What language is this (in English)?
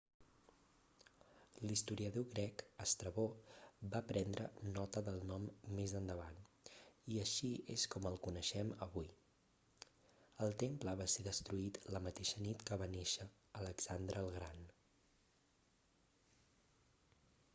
Catalan